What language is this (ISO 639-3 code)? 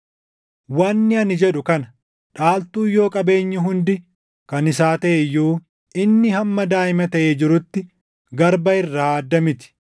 orm